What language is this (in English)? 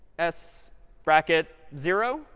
English